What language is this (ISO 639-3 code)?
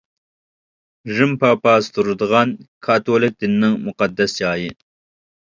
uig